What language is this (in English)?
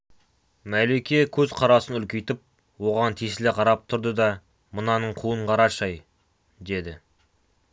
Kazakh